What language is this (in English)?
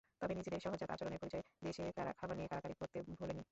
Bangla